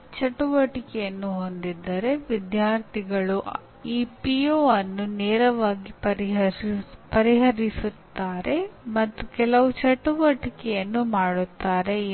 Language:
Kannada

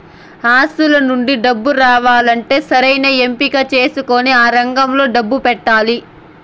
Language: Telugu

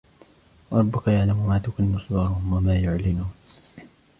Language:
Arabic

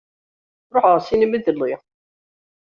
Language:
Kabyle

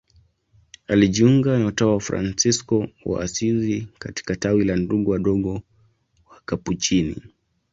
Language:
Swahili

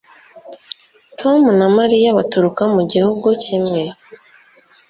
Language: Kinyarwanda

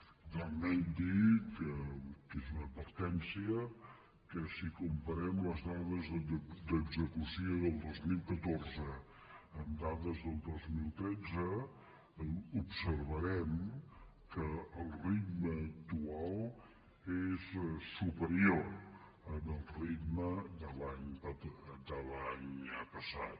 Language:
Catalan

